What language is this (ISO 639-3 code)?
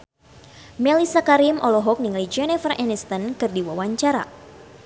sun